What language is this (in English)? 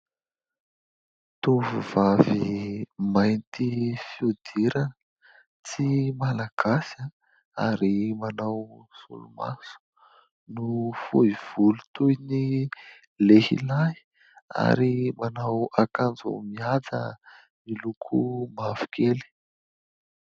Malagasy